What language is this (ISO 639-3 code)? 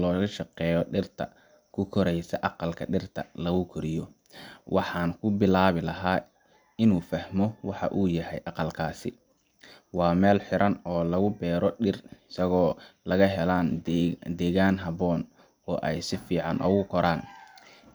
som